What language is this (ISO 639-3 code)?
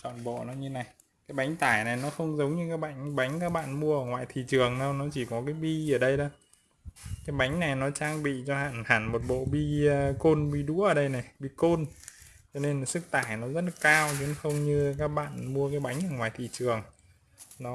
vie